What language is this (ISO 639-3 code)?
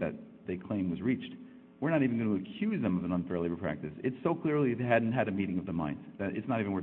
eng